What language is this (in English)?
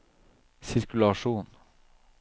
Norwegian